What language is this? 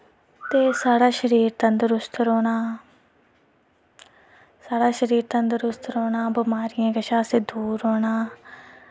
Dogri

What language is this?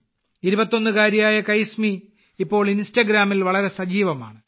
Malayalam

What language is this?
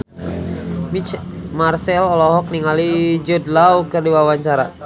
Sundanese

